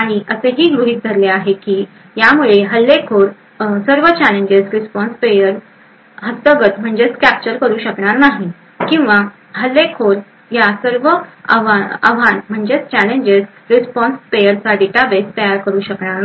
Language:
Marathi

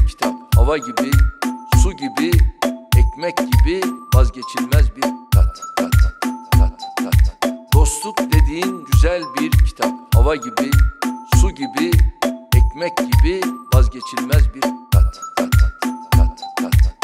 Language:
Turkish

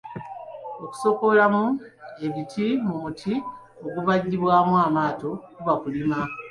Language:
Ganda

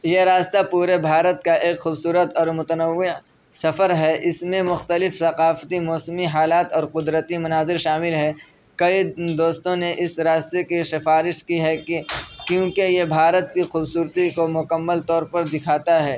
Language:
Urdu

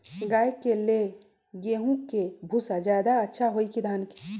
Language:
Magahi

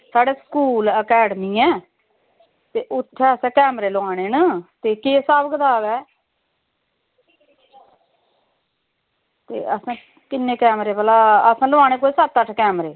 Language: Dogri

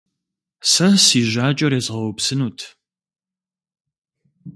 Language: Kabardian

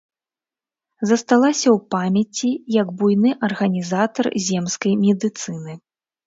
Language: Belarusian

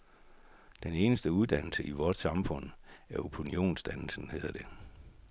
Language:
Danish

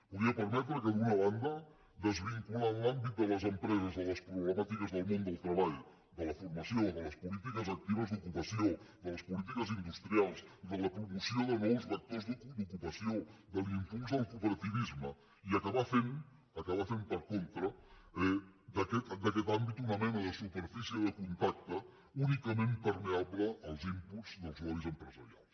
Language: Catalan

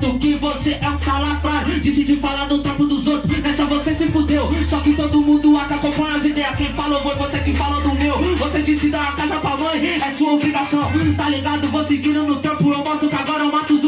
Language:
Portuguese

